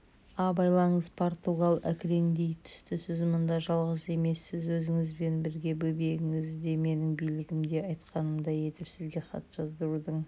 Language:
Kazakh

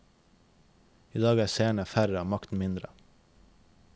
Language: Norwegian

